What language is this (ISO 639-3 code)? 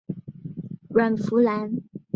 zho